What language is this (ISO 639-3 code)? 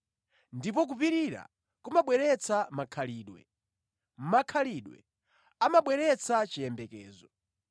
nya